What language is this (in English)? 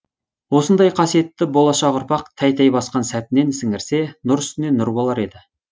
Kazakh